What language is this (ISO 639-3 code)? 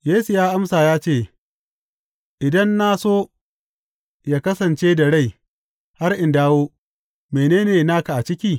hau